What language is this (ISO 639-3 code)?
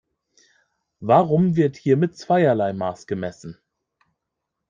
deu